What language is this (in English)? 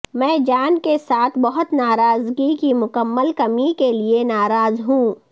Urdu